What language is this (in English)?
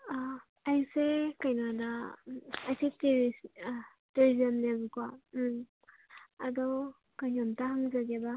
Manipuri